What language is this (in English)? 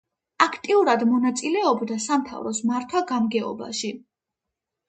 Georgian